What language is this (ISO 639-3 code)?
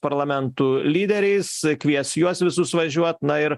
lit